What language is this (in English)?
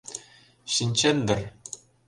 Mari